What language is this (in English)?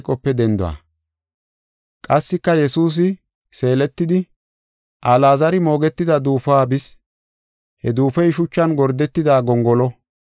Gofa